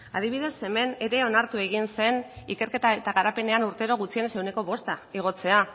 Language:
Basque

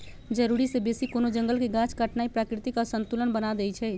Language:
Magahi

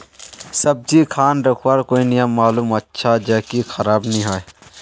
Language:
Magahi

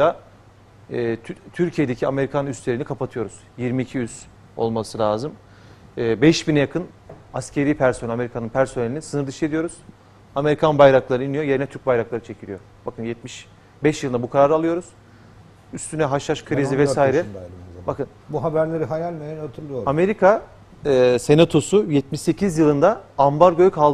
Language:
Turkish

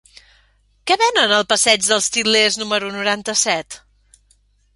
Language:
Catalan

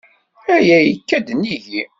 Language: Kabyle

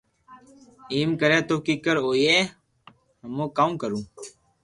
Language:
Loarki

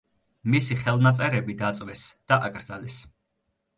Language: Georgian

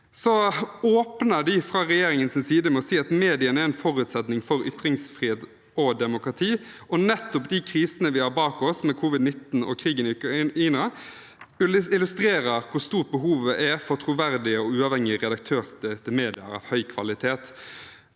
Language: Norwegian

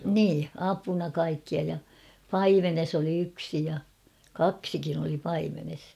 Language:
Finnish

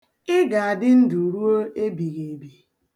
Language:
Igbo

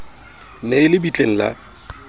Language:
Southern Sotho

